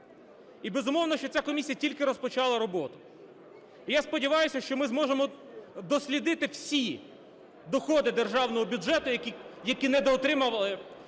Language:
Ukrainian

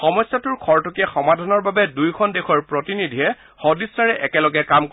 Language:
Assamese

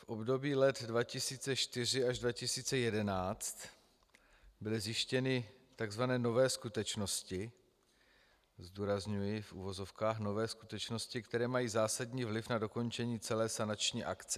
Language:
Czech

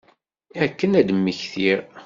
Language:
Kabyle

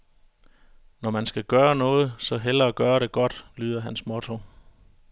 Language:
Danish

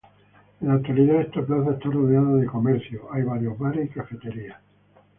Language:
Spanish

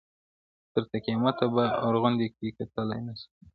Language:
Pashto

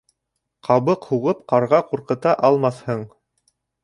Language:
Bashkir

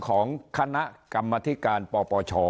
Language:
Thai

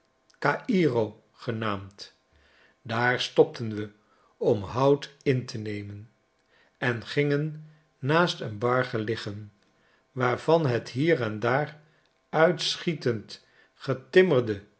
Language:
Dutch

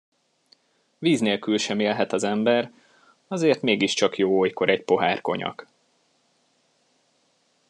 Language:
Hungarian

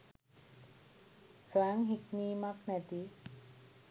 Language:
Sinhala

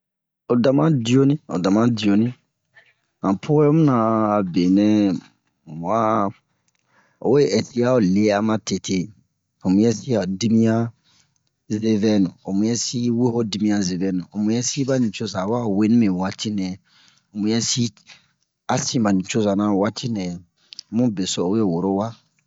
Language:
Bomu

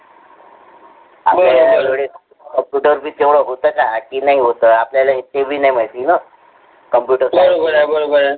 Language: Marathi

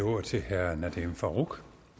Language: Danish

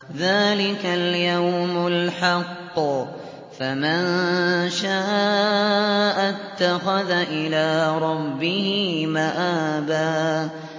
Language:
Arabic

